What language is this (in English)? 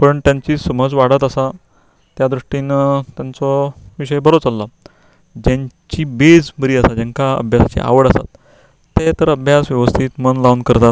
Konkani